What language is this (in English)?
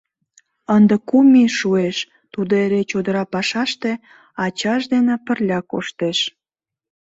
Mari